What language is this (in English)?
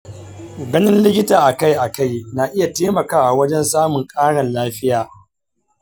Hausa